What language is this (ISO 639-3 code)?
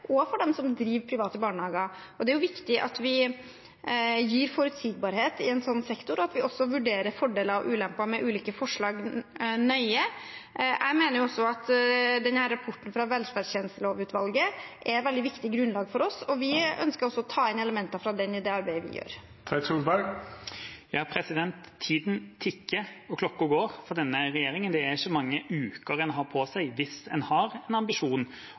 nob